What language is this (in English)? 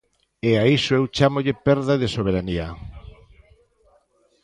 Galician